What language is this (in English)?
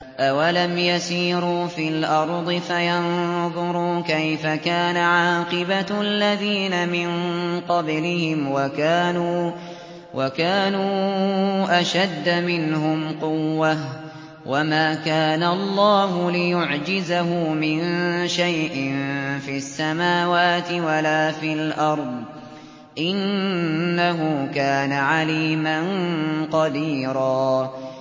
Arabic